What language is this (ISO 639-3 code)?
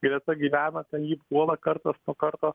lit